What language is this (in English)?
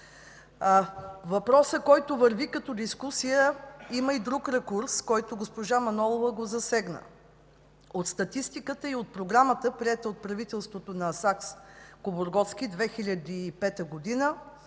Bulgarian